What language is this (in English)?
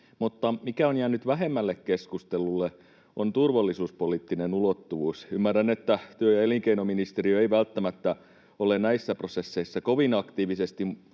Finnish